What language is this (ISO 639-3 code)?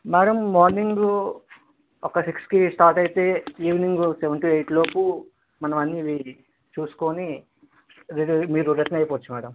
tel